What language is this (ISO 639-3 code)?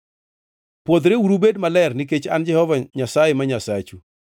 luo